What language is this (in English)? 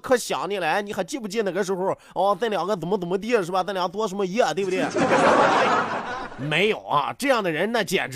Chinese